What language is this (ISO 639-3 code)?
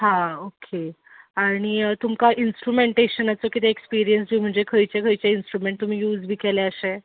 kok